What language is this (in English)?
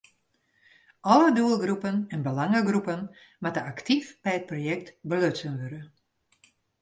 Western Frisian